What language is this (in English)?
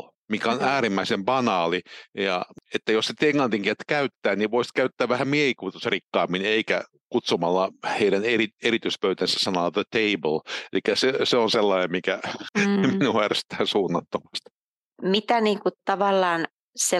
Finnish